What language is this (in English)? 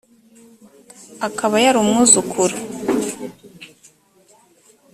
Kinyarwanda